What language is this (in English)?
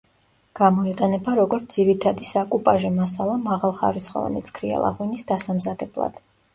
Georgian